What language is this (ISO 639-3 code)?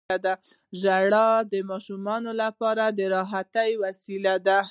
pus